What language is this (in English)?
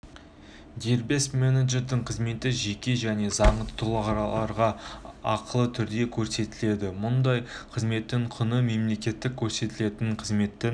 Kazakh